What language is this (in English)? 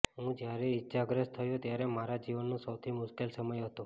Gujarati